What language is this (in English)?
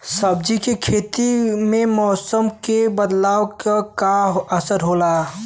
Bhojpuri